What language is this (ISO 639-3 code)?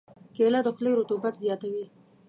pus